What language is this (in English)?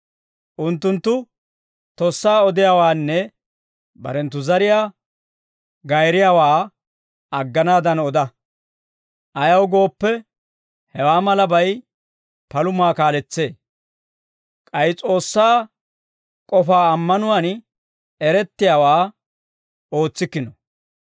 Dawro